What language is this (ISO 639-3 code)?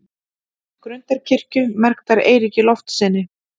isl